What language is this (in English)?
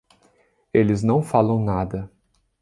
Portuguese